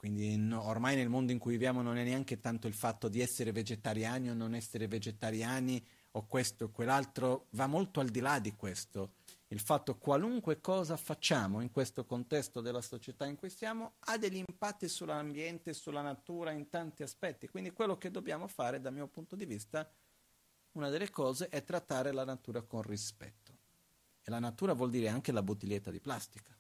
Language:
Italian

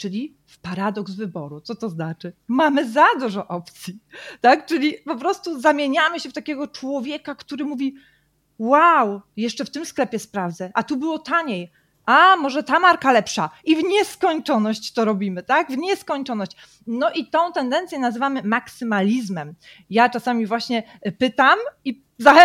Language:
Polish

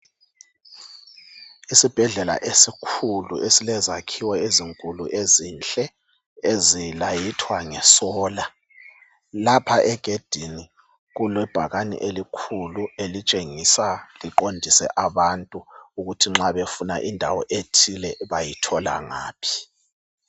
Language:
North Ndebele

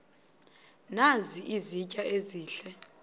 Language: Xhosa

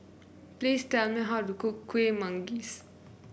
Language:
English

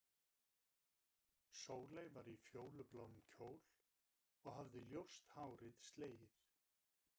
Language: Icelandic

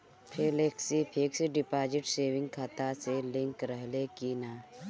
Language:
Bhojpuri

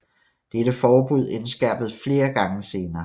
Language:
Danish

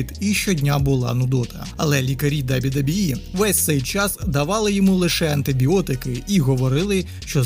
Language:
Ukrainian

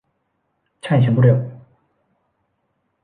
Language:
Thai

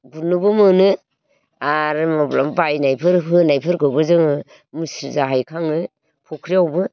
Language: Bodo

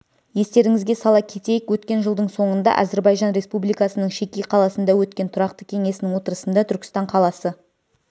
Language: Kazakh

